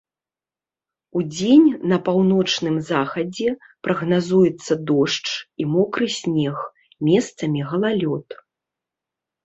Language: Belarusian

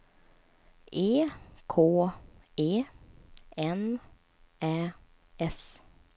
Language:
Swedish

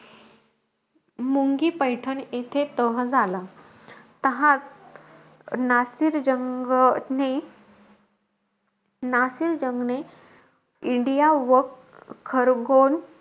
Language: Marathi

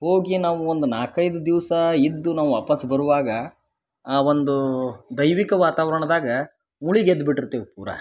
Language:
Kannada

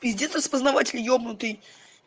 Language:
Russian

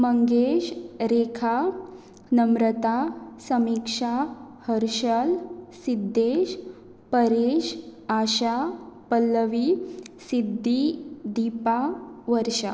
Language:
Konkani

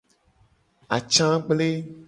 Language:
Gen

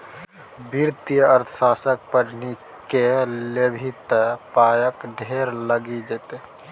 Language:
Maithili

